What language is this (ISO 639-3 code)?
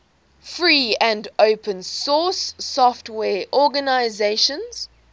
eng